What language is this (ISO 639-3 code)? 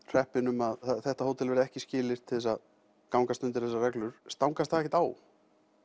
isl